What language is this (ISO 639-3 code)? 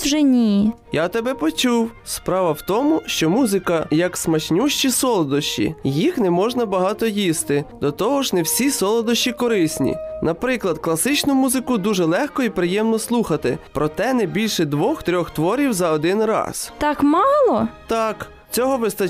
ukr